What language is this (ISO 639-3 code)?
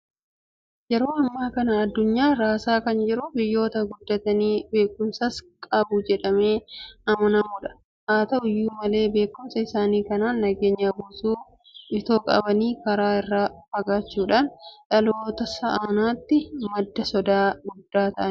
orm